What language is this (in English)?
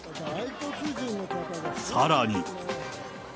Japanese